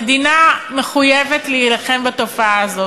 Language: Hebrew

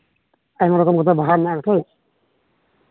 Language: Santali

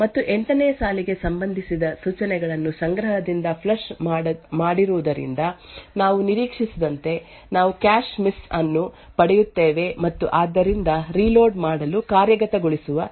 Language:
Kannada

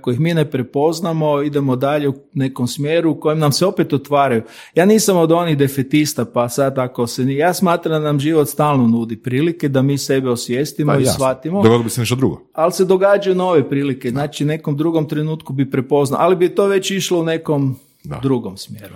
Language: Croatian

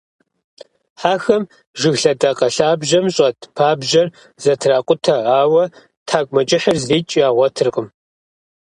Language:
Kabardian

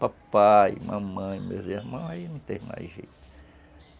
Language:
Portuguese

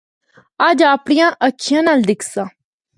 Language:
Northern Hindko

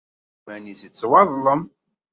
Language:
Kabyle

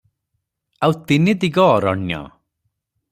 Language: Odia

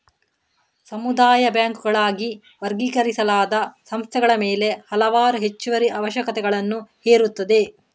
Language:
Kannada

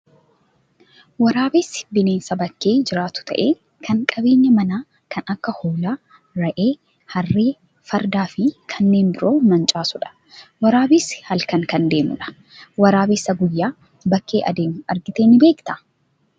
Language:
Oromo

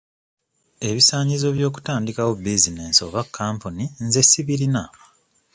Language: Ganda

